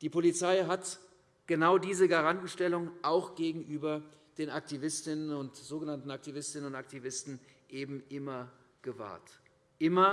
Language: German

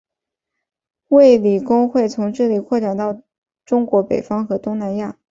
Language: Chinese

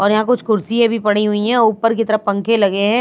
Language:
Hindi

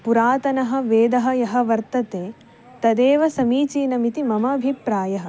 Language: Sanskrit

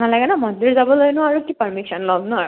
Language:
Assamese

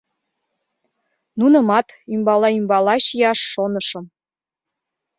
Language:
Mari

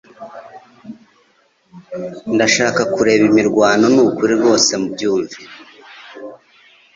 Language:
Kinyarwanda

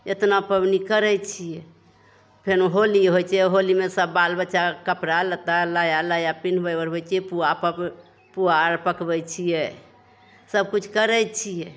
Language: Maithili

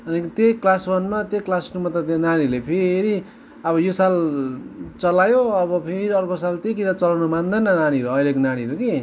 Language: Nepali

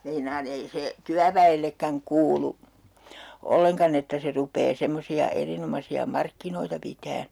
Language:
Finnish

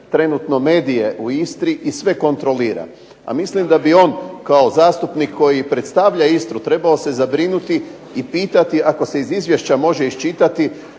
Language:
Croatian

